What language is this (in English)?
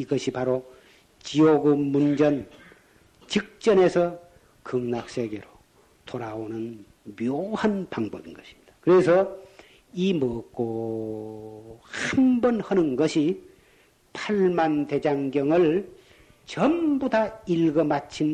Korean